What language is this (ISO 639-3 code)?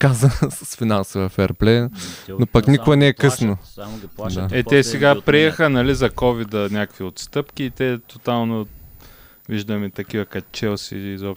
bul